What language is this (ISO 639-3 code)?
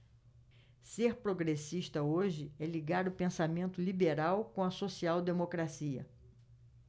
por